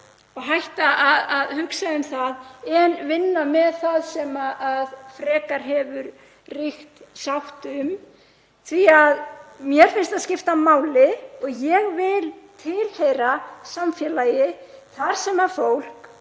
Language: Icelandic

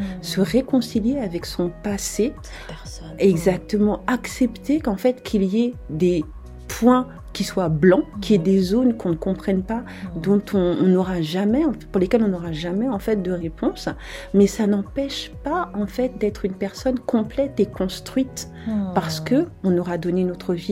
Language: French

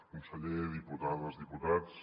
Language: Catalan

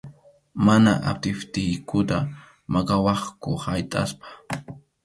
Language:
Arequipa-La Unión Quechua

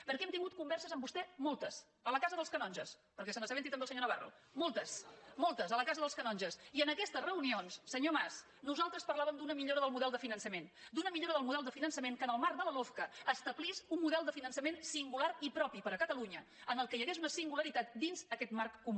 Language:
Catalan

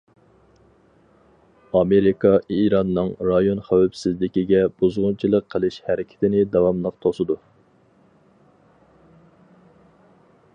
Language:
Uyghur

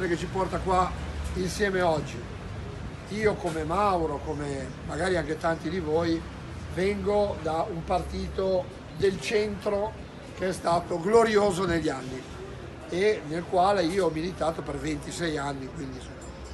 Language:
Italian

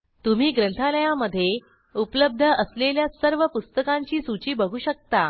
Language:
Marathi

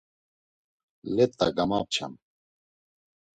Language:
Laz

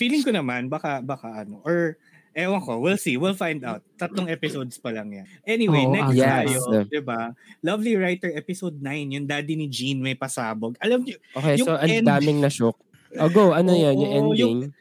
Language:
Filipino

